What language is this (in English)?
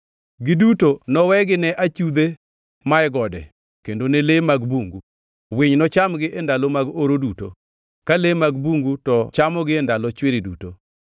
Luo (Kenya and Tanzania)